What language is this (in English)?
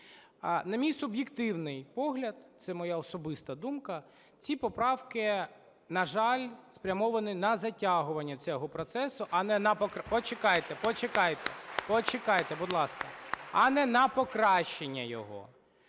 Ukrainian